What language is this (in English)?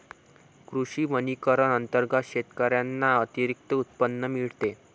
Marathi